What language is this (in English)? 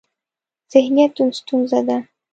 Pashto